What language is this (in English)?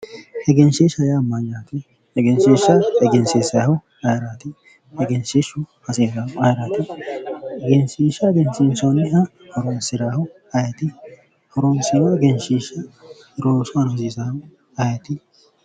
Sidamo